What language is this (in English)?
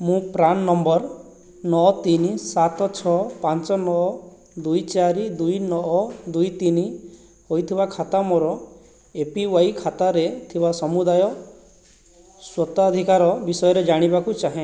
Odia